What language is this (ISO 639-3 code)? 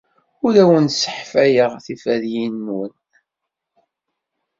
kab